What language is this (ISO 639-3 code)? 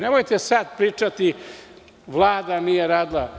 srp